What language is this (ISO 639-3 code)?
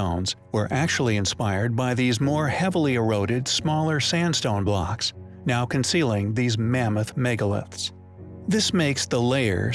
eng